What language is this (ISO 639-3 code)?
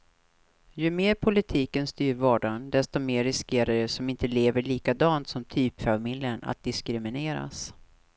swe